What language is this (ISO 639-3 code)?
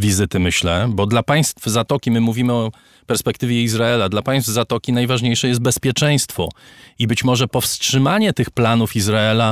pol